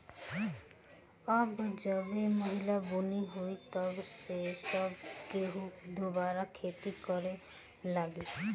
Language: Bhojpuri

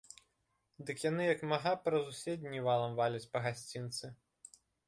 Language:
Belarusian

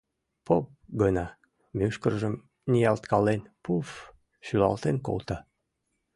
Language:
Mari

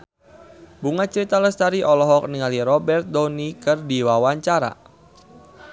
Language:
Sundanese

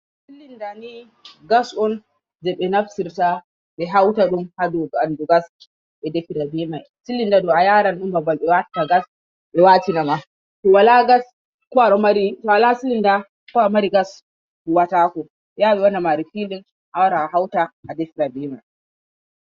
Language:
Fula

